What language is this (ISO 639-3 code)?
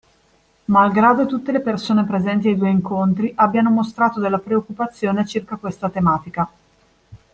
ita